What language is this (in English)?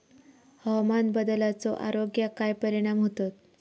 Marathi